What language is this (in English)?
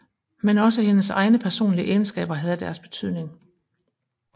Danish